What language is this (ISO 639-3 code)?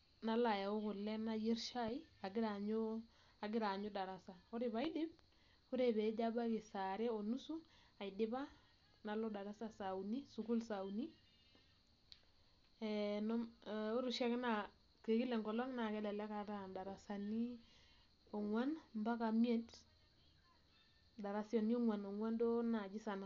mas